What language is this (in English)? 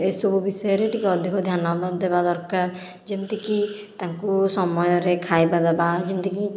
Odia